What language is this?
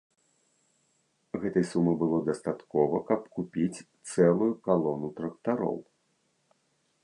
Belarusian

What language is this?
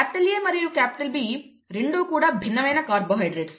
Telugu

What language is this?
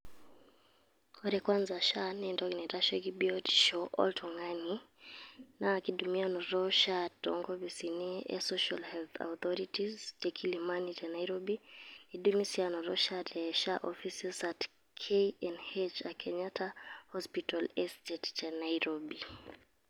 Masai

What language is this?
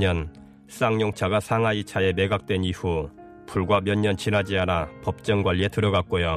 Korean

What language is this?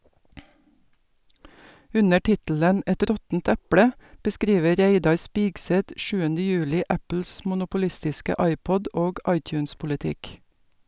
Norwegian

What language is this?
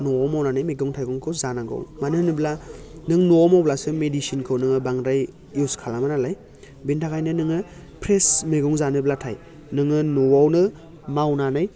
Bodo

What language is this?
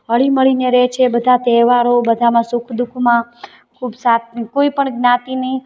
Gujarati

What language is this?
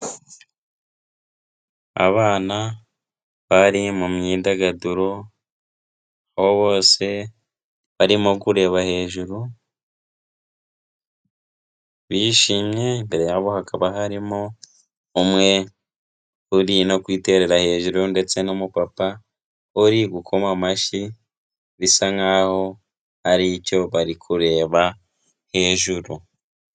Kinyarwanda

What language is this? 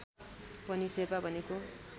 Nepali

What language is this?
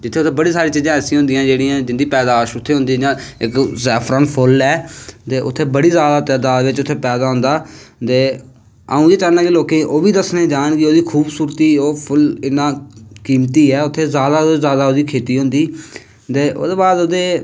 Dogri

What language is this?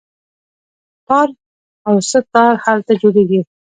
Pashto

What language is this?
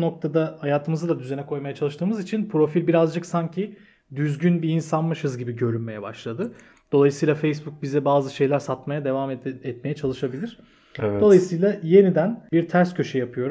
Turkish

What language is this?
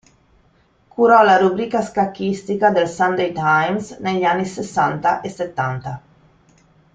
Italian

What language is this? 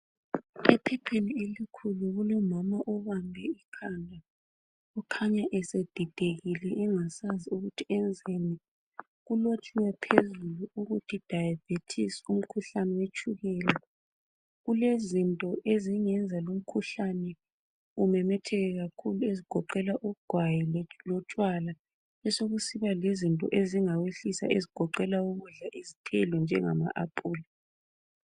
North Ndebele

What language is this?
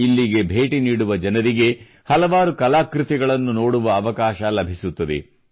Kannada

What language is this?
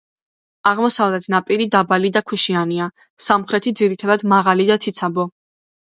Georgian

